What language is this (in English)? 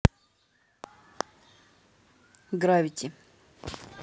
Russian